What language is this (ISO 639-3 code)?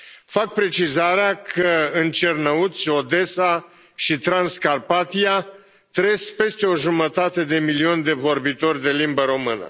ron